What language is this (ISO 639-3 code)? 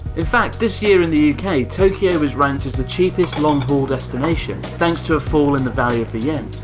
eng